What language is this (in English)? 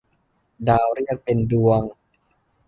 Thai